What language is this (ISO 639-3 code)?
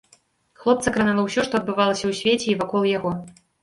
bel